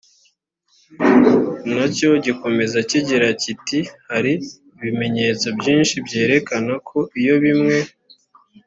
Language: Kinyarwanda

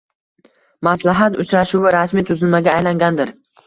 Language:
Uzbek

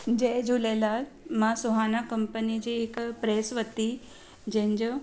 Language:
Sindhi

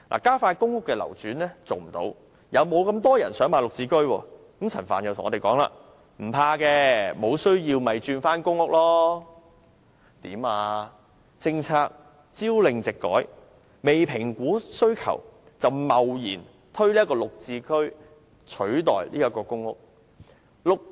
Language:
Cantonese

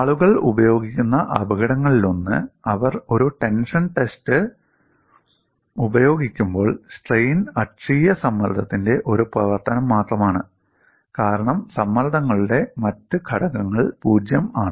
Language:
Malayalam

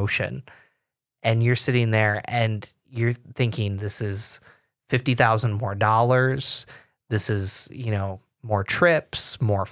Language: English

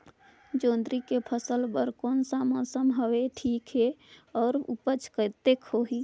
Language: Chhattisgarhi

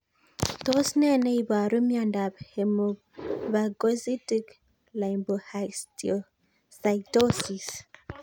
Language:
Kalenjin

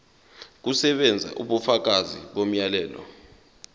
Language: Zulu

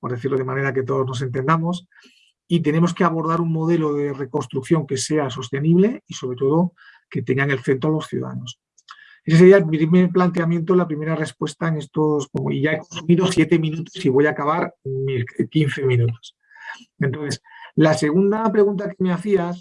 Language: Spanish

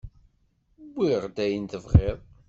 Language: Kabyle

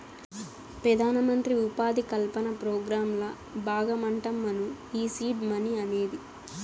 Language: Telugu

